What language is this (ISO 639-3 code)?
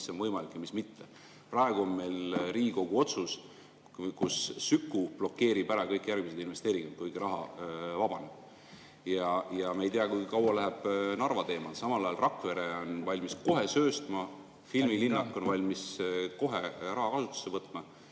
est